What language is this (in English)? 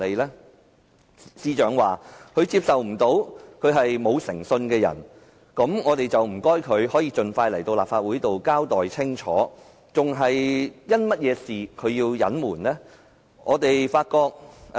Cantonese